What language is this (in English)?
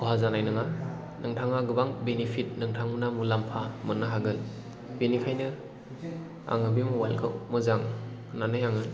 Bodo